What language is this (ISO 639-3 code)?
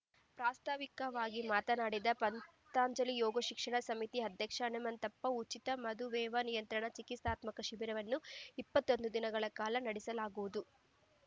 kan